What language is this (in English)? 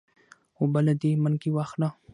Pashto